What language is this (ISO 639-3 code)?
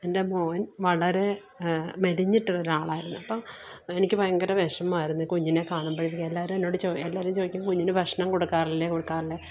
mal